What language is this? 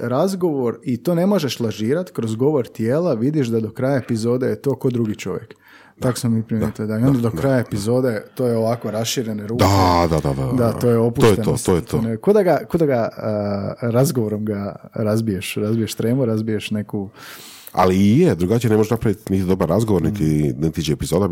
Croatian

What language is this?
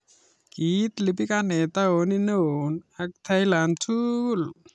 Kalenjin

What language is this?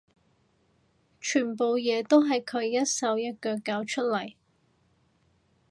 Cantonese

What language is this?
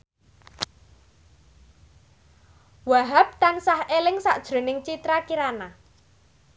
Javanese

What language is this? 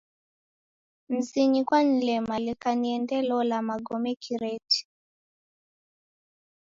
Taita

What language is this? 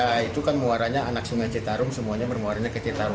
Indonesian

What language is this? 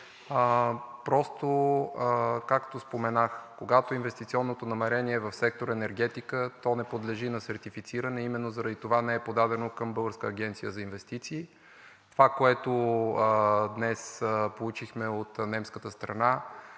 Bulgarian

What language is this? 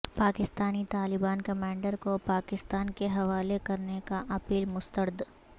Urdu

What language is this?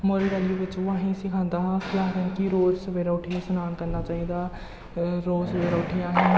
Dogri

